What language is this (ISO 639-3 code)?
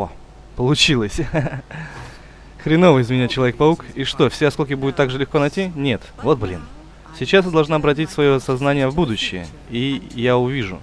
rus